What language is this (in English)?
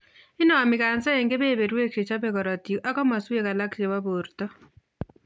Kalenjin